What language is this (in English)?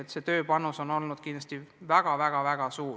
Estonian